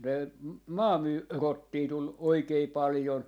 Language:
Finnish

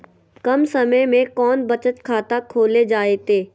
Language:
Magahi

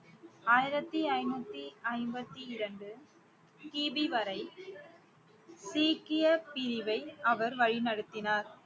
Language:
Tamil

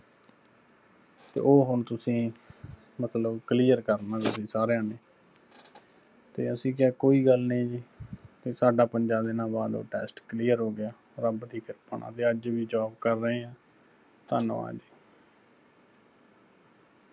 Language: Punjabi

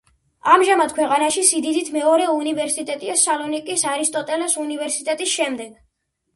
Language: Georgian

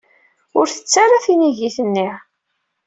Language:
Kabyle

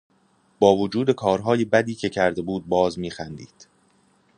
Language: Persian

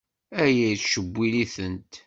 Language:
Kabyle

